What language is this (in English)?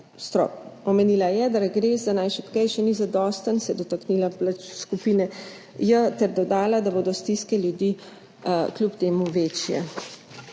Slovenian